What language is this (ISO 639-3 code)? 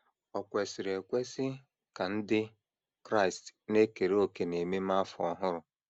ibo